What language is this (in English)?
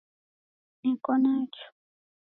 Taita